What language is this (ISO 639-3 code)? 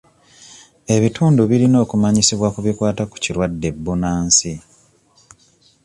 lug